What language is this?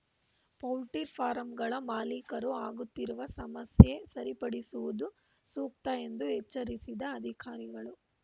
Kannada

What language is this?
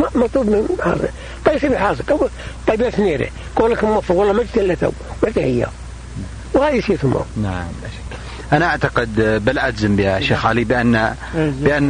Arabic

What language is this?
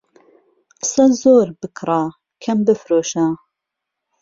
Central Kurdish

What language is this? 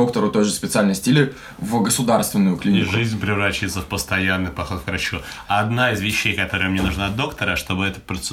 Russian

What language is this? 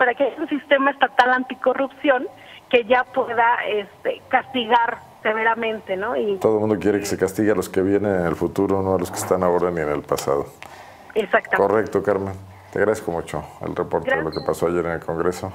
Spanish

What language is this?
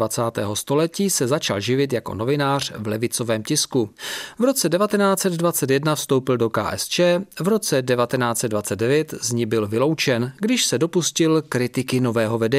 Czech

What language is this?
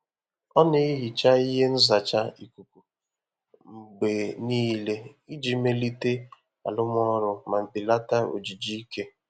Igbo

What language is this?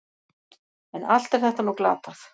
Icelandic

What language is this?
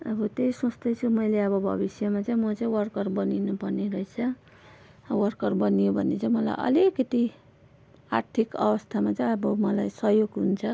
Nepali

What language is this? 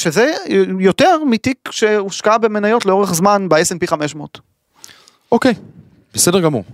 Hebrew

